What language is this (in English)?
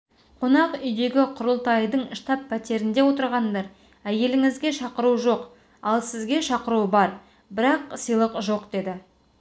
Kazakh